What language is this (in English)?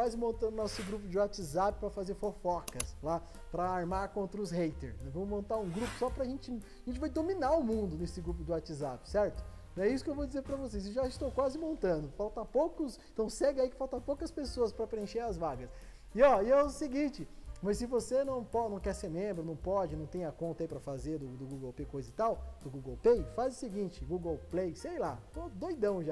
Portuguese